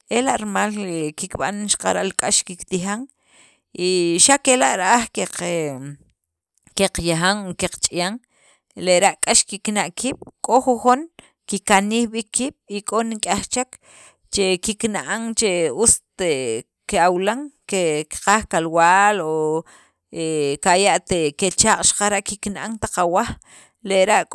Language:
Sacapulteco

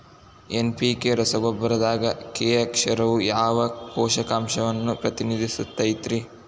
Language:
Kannada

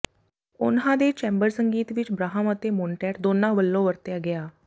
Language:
Punjabi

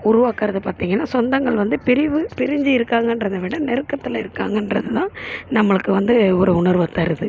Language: Tamil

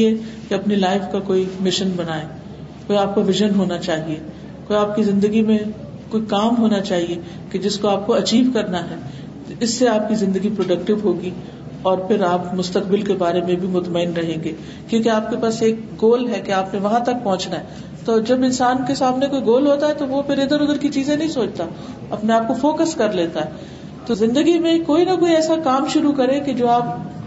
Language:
Urdu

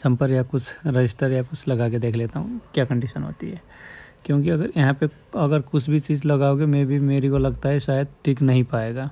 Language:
Hindi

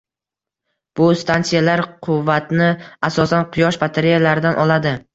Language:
Uzbek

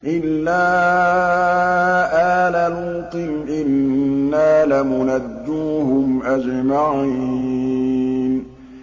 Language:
Arabic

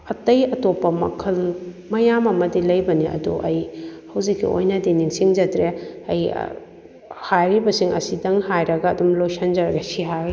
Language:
Manipuri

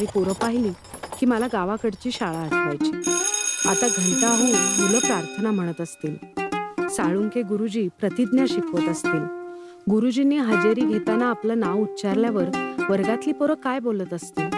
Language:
Marathi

